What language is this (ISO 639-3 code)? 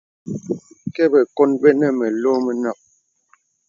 beb